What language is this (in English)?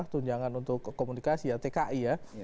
Indonesian